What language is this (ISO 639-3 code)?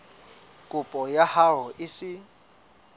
sot